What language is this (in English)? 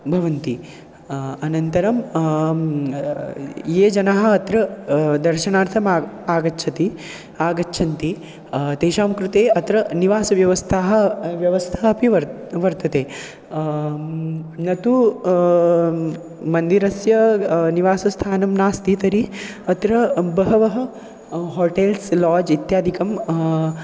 Sanskrit